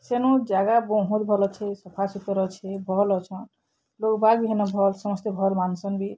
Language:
Odia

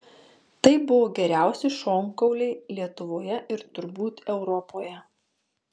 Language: Lithuanian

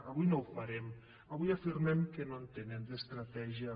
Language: Catalan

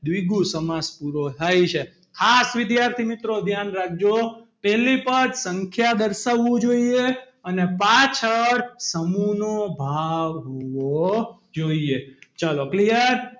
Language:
Gujarati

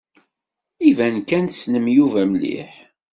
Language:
Kabyle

